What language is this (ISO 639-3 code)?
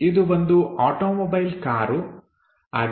kan